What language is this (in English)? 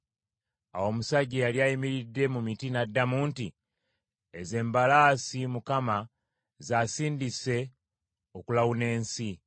Ganda